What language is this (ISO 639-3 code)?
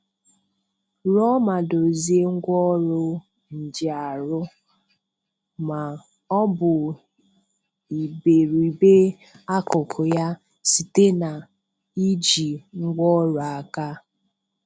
ibo